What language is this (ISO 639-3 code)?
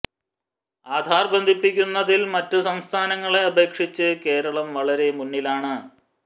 mal